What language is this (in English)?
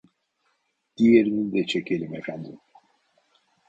Turkish